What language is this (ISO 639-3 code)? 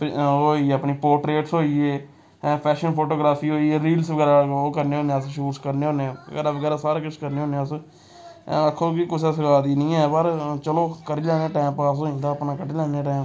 doi